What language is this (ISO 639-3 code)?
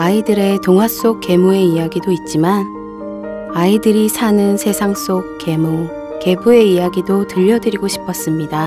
kor